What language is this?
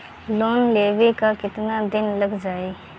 Bhojpuri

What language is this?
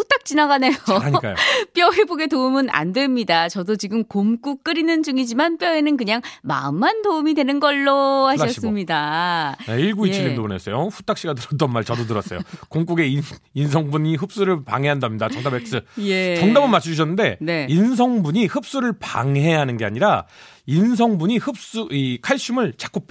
Korean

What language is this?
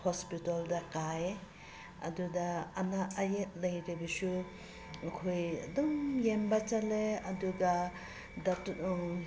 Manipuri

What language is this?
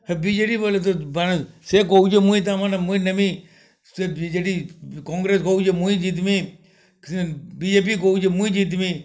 Odia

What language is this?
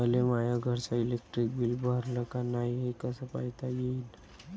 Marathi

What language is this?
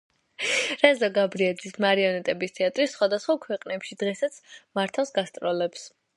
Georgian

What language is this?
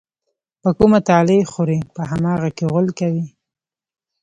Pashto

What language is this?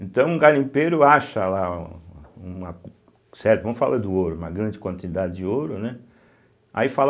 Portuguese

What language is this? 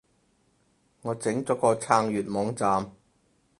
Cantonese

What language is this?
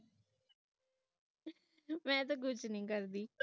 Punjabi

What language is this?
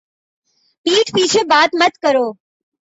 Urdu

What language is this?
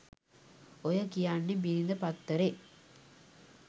Sinhala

